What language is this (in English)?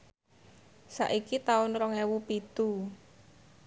Javanese